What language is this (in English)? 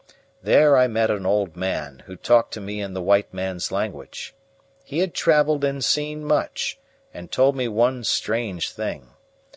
English